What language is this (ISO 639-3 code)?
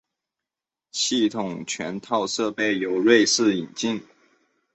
zho